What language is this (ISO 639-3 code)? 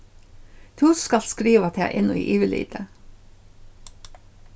fao